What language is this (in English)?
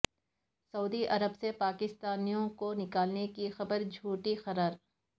Urdu